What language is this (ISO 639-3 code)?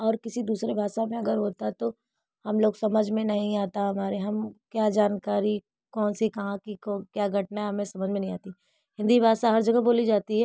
hin